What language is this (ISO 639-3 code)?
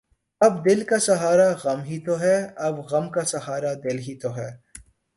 urd